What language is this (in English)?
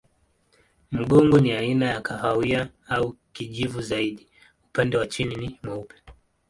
Swahili